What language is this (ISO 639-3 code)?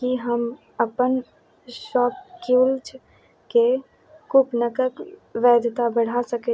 mai